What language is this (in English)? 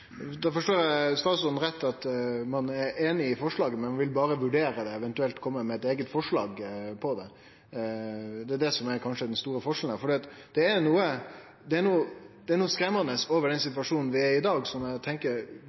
Norwegian Nynorsk